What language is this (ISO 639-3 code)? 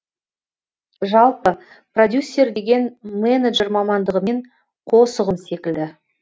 kaz